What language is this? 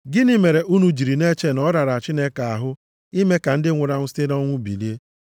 Igbo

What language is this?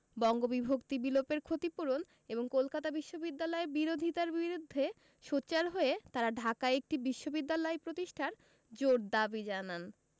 Bangla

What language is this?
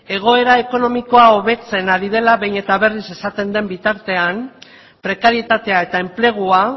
Basque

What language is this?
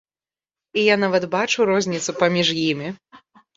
Belarusian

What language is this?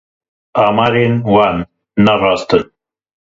Kurdish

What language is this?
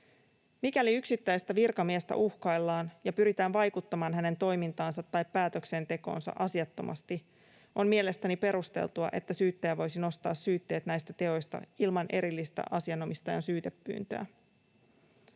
Finnish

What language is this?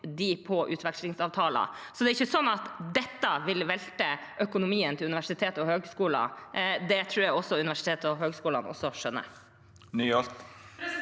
Norwegian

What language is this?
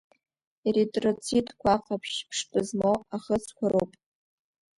Abkhazian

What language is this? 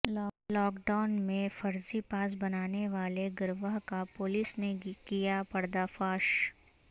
Urdu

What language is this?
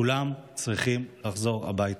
Hebrew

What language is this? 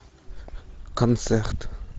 Russian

